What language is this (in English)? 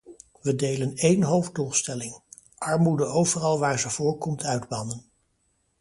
Dutch